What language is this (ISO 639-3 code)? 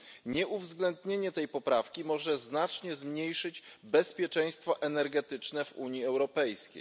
pol